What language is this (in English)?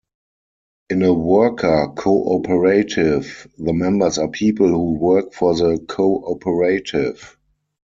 English